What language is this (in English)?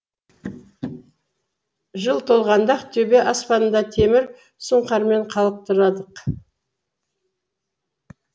Kazakh